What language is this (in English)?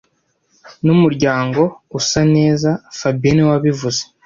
Kinyarwanda